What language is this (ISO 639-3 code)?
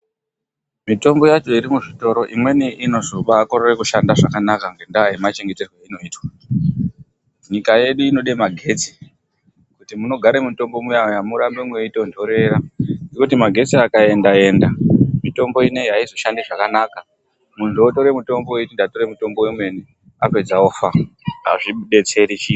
ndc